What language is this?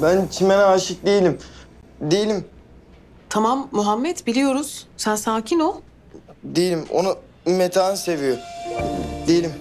Turkish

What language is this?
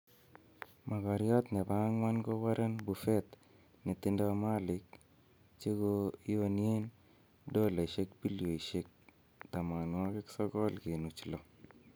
Kalenjin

